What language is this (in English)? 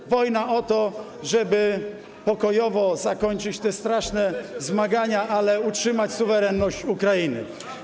Polish